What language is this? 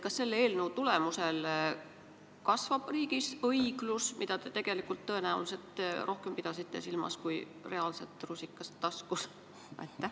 Estonian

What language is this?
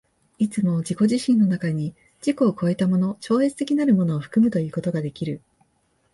Japanese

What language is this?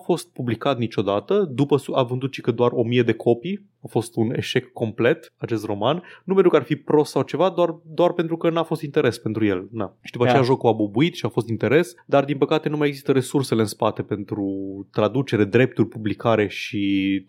Romanian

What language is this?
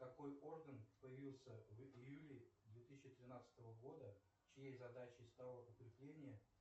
Russian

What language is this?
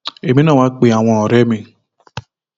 Yoruba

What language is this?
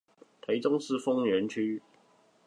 Chinese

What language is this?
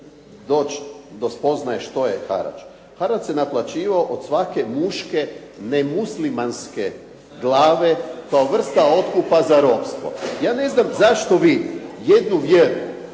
Croatian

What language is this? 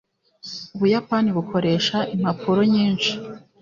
Kinyarwanda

